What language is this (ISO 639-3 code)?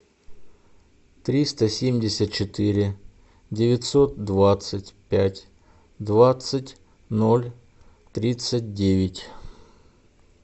rus